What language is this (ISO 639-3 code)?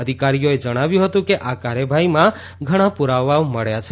guj